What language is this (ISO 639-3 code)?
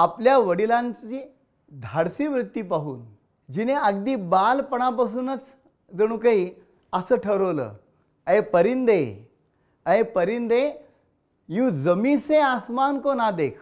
mar